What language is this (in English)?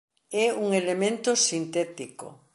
Galician